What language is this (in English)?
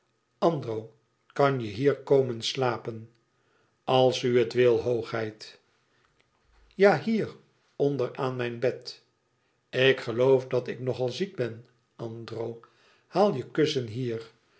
Dutch